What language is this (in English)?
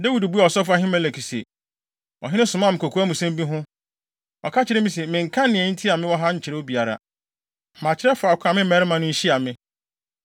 Akan